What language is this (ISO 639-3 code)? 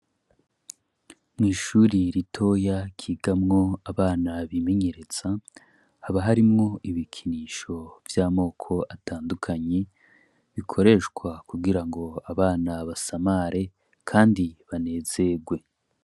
run